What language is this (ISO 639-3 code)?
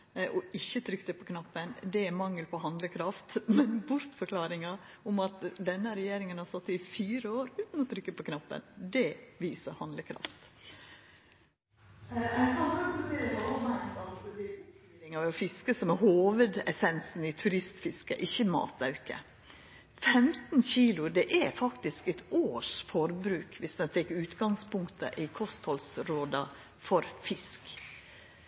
nno